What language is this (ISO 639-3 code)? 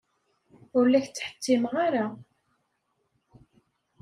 kab